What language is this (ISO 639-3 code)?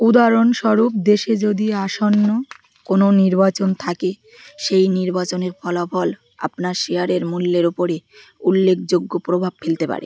ben